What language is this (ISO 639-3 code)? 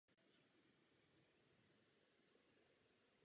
ces